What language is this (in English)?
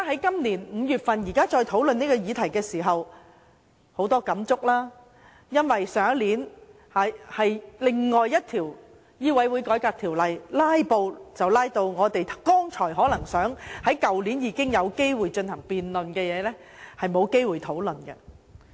Cantonese